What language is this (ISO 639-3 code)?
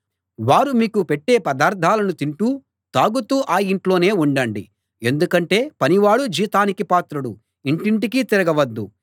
tel